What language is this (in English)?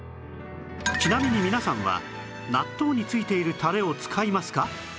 Japanese